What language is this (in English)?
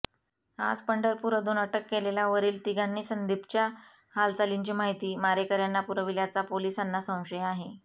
Marathi